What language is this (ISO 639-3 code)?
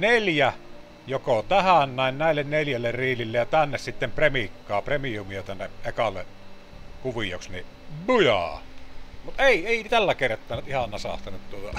fin